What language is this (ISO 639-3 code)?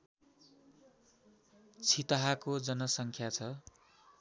nep